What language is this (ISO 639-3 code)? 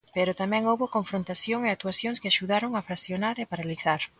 glg